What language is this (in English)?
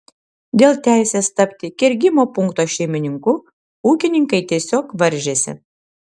Lithuanian